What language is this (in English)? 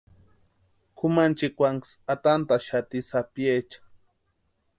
Western Highland Purepecha